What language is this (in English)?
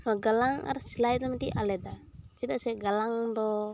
Santali